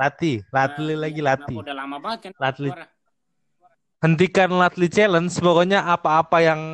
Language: Indonesian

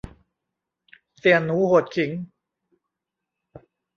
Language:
Thai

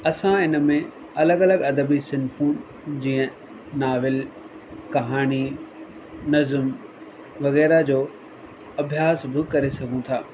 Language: Sindhi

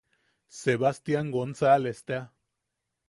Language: Yaqui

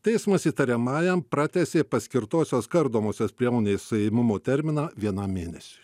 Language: Lithuanian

